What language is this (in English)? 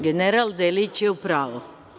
Serbian